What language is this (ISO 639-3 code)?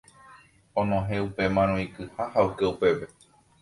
grn